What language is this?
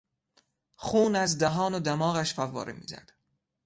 Persian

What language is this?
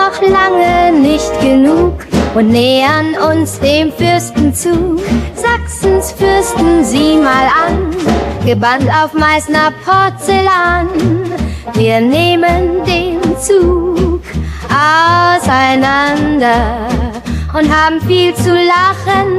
German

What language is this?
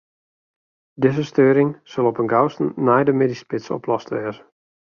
Western Frisian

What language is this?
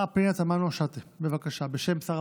Hebrew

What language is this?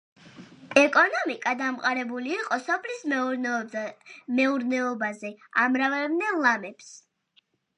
Georgian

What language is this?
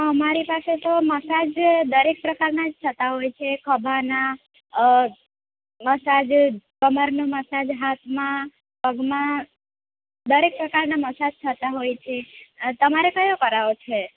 Gujarati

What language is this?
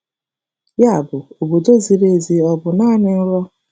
Igbo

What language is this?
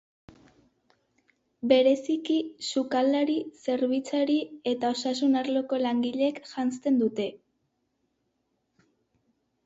Basque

